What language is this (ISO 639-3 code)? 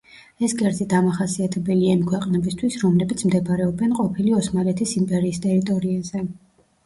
kat